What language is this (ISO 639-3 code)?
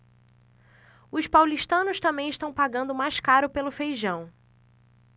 por